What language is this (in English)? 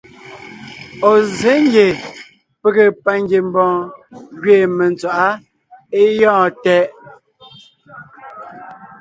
Ngiemboon